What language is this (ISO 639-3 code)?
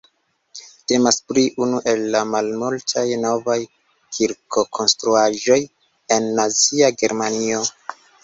epo